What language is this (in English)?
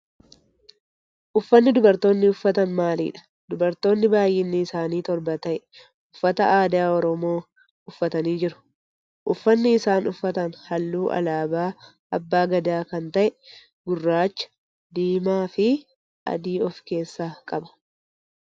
Oromo